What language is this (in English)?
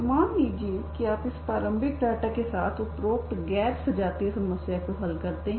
Hindi